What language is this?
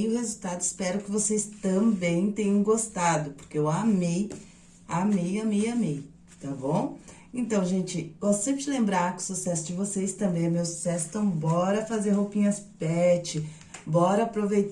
Portuguese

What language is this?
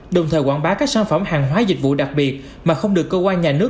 Vietnamese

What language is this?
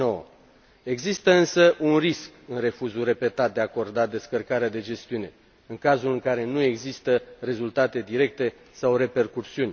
Romanian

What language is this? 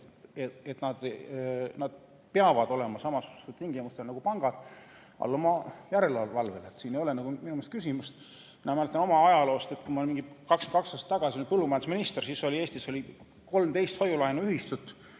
Estonian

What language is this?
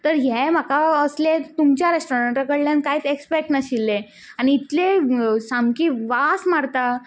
Konkani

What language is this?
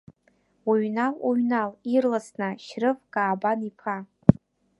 Abkhazian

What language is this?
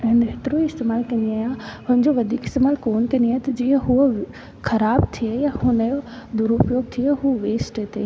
Sindhi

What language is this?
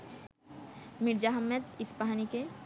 Bangla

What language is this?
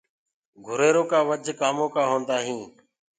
Gurgula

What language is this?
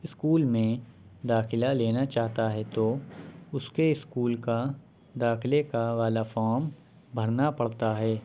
Urdu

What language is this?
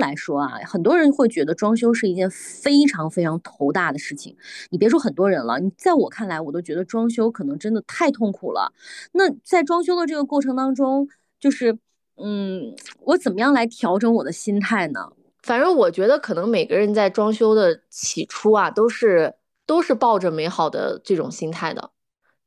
Chinese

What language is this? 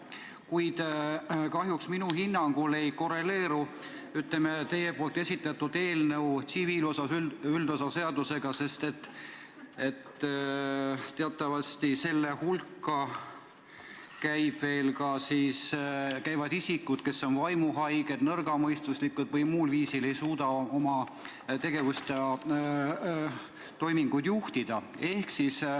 Estonian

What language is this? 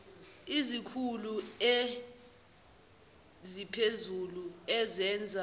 Zulu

